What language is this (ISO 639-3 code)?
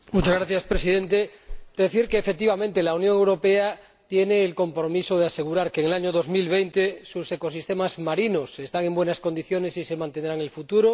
spa